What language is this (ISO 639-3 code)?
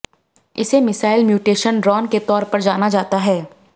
hin